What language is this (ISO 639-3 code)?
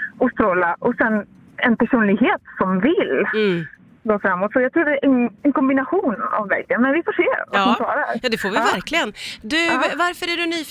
swe